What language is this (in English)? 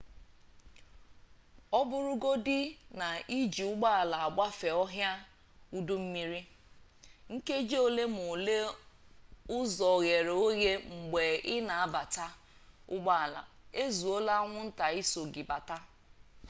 Igbo